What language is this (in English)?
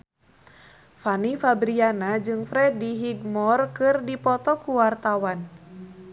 Sundanese